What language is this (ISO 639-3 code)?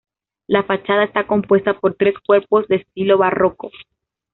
spa